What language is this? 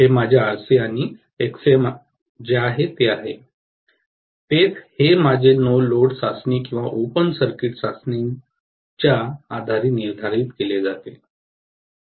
Marathi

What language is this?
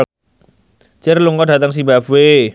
Javanese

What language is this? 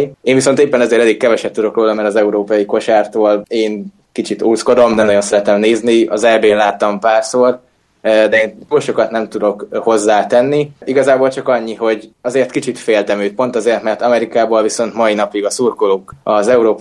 Hungarian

